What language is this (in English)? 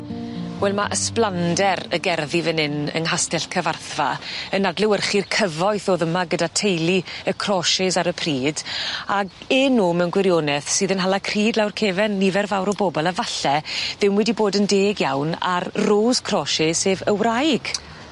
Welsh